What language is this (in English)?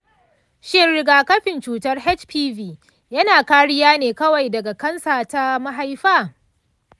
Hausa